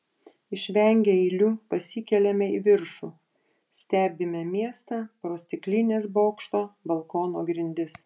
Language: Lithuanian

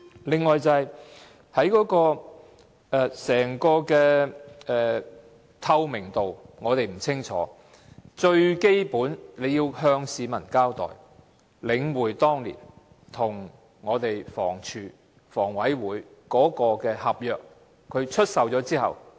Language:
Cantonese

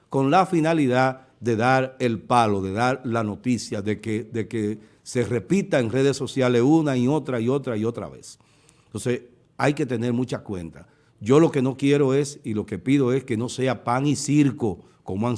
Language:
Spanish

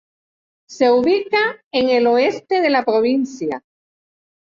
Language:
Spanish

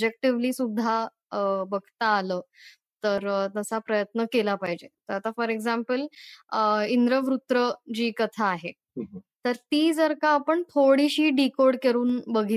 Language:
Marathi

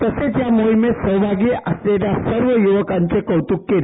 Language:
Marathi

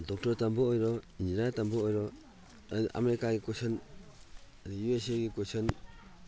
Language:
Manipuri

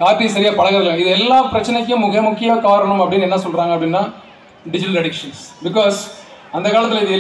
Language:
Arabic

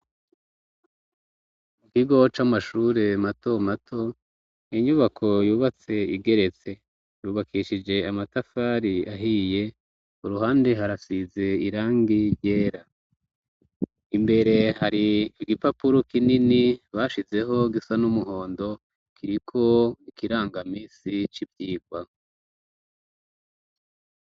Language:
Rundi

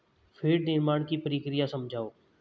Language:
Hindi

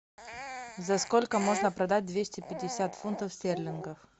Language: Russian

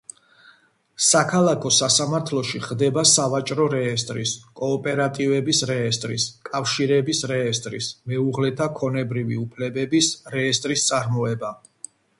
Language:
Georgian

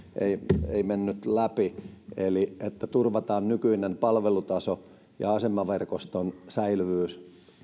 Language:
Finnish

